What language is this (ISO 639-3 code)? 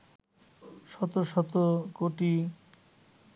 ben